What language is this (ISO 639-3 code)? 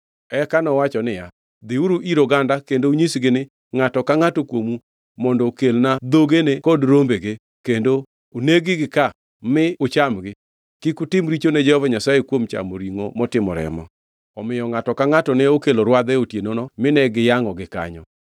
luo